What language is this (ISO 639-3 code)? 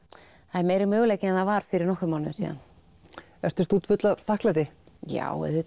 isl